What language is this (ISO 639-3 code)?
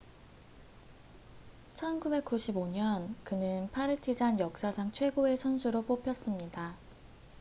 kor